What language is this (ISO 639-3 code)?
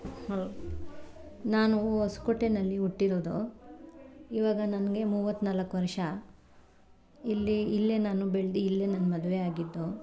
kan